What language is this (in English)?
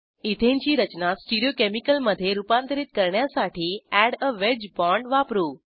Marathi